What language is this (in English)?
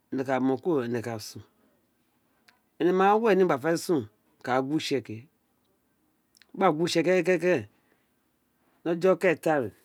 Isekiri